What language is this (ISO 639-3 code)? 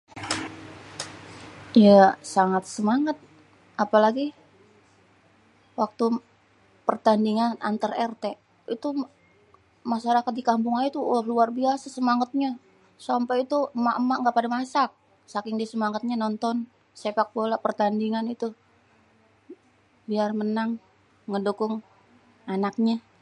bew